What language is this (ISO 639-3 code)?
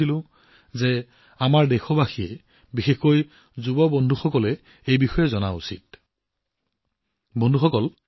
asm